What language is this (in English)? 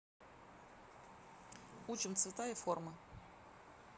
Russian